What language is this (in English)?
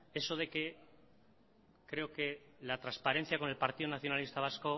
Spanish